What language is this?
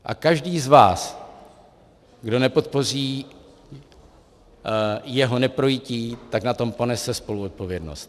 Czech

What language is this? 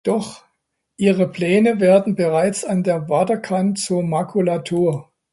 German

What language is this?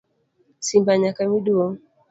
Luo (Kenya and Tanzania)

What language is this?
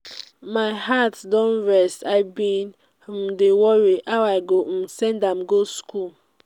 Nigerian Pidgin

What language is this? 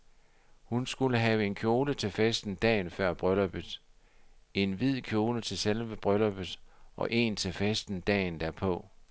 Danish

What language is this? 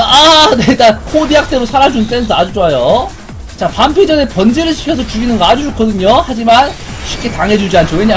Korean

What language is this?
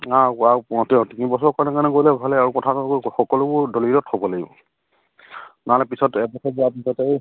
Assamese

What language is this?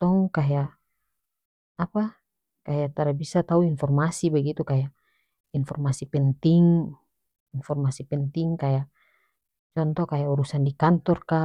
North Moluccan Malay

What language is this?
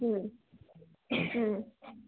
Kannada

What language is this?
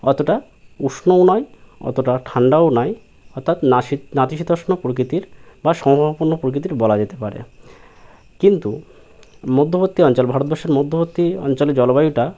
Bangla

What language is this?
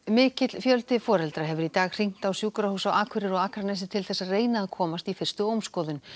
Icelandic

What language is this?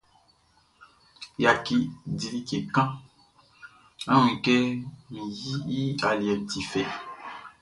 Baoulé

